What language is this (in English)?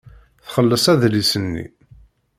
Kabyle